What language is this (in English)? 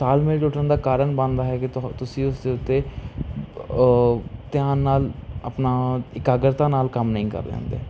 Punjabi